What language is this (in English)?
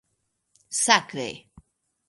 Esperanto